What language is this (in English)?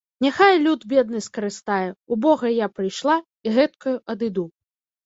Belarusian